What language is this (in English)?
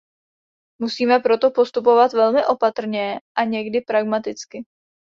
Czech